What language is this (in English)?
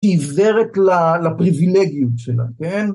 Hebrew